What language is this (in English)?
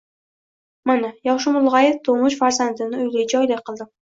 Uzbek